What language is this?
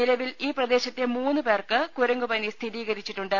Malayalam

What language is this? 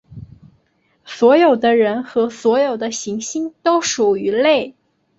Chinese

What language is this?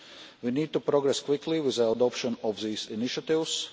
English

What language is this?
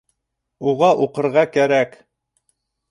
Bashkir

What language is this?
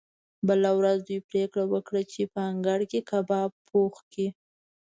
Pashto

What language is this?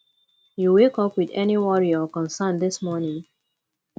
Nigerian Pidgin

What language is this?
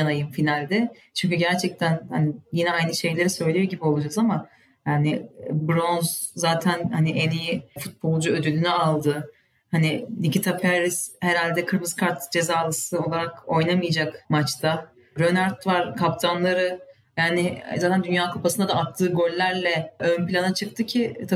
Turkish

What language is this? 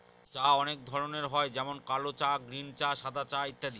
Bangla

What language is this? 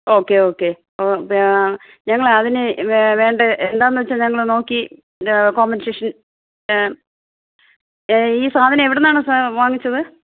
Malayalam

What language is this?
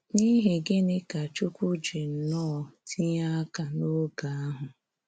Igbo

